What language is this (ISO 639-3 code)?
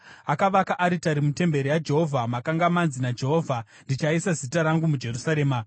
sna